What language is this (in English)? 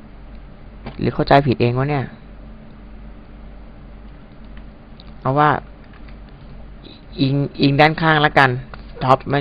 Thai